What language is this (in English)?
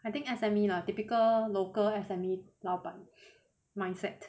English